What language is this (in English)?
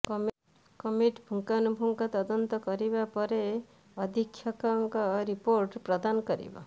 Odia